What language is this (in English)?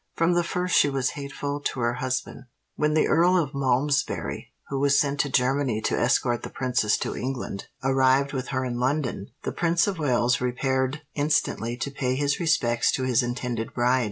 English